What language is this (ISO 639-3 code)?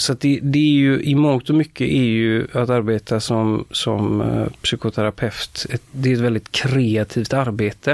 swe